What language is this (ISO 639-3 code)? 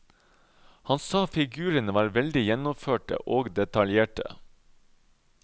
nor